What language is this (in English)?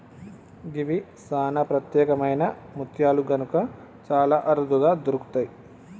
Telugu